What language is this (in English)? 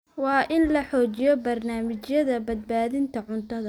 Somali